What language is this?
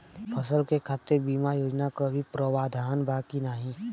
Bhojpuri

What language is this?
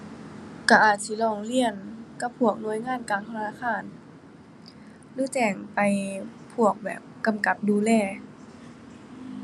Thai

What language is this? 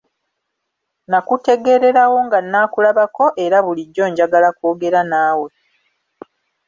Ganda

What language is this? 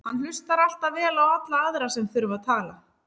Icelandic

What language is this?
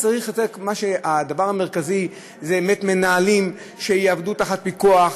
Hebrew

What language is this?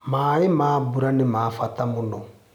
Kikuyu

